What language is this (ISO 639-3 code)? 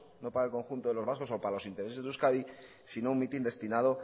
spa